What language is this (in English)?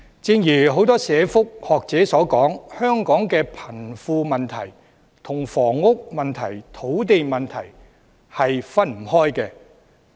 Cantonese